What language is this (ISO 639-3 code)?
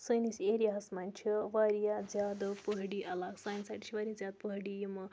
kas